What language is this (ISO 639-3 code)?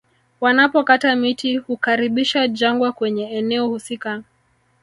swa